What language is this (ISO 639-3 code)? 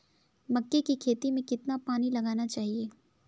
hin